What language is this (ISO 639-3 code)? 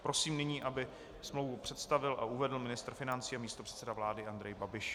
ces